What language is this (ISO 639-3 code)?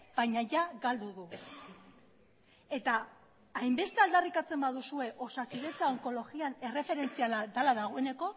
eus